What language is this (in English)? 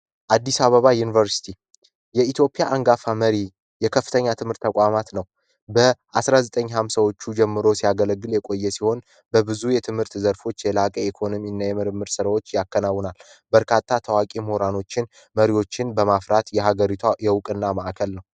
Amharic